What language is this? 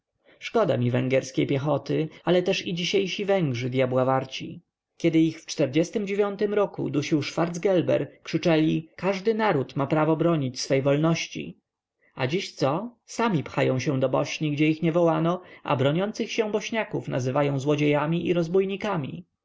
Polish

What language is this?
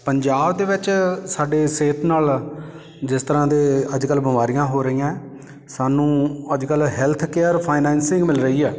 Punjabi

